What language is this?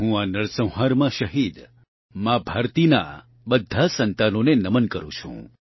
Gujarati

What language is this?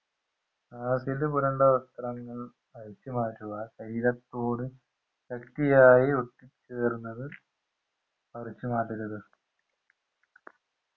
Malayalam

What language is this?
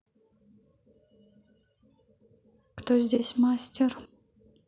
Russian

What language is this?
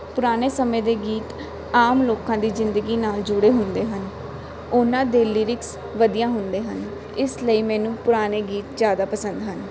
Punjabi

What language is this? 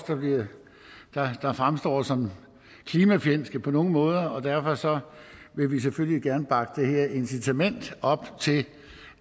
Danish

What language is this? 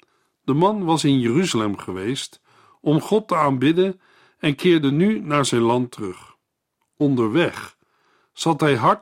Dutch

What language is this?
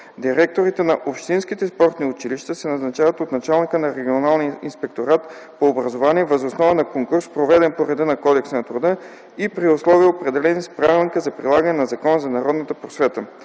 Bulgarian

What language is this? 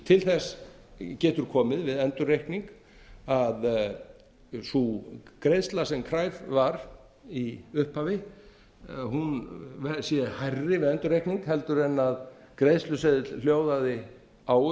Icelandic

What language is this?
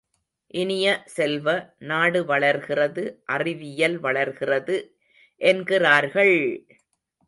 Tamil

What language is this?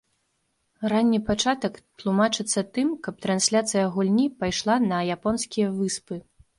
Belarusian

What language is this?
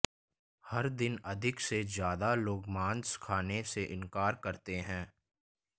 Hindi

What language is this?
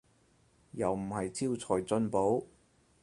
Cantonese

